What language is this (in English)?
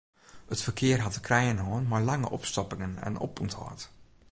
Western Frisian